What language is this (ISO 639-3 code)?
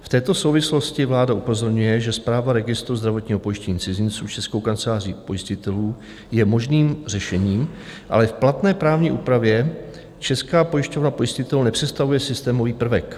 ces